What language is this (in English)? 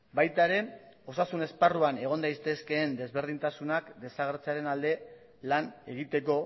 Basque